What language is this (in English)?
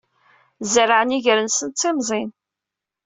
Kabyle